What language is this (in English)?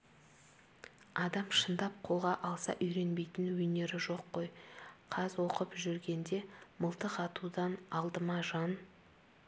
Kazakh